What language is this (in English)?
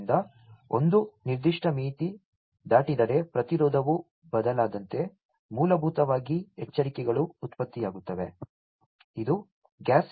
Kannada